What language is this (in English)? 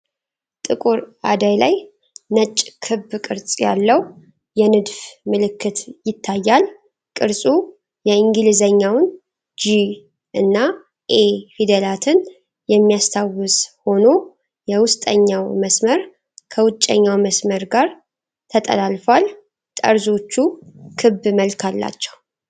Amharic